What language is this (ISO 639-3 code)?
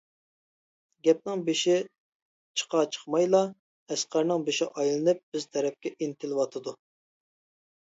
uig